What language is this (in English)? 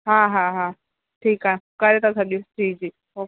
Sindhi